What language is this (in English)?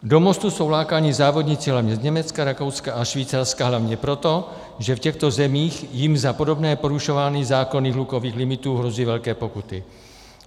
Czech